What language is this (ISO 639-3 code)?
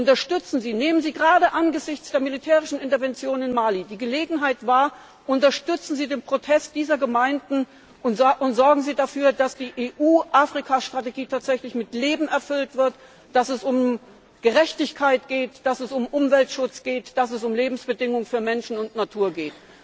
deu